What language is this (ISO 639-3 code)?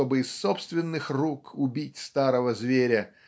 rus